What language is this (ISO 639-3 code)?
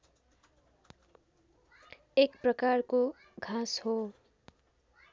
nep